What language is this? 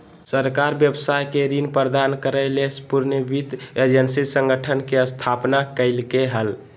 Magahi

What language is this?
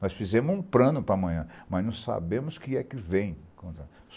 Portuguese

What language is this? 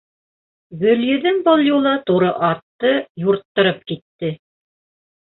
Bashkir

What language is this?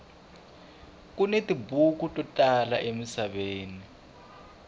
Tsonga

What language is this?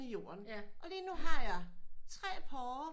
Danish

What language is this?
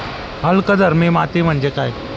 Marathi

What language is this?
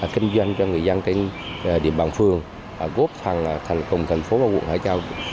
Vietnamese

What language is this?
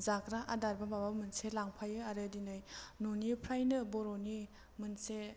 Bodo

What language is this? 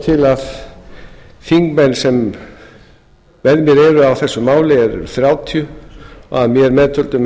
Icelandic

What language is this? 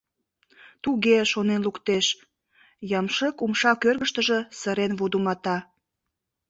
Mari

